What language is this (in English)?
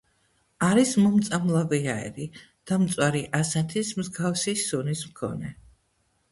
Georgian